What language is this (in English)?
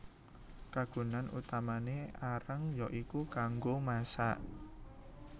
Javanese